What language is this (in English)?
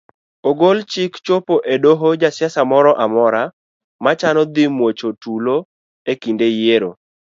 Luo (Kenya and Tanzania)